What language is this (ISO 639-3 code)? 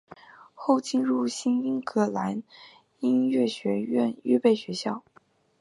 zho